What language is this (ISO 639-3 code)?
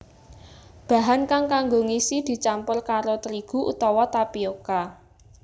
jav